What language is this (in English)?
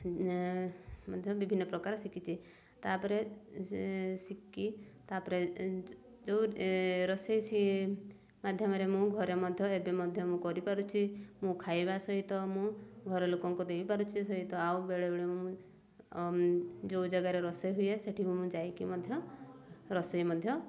Odia